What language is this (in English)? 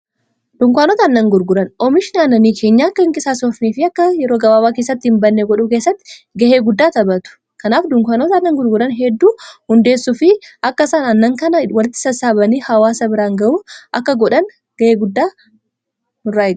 Oromo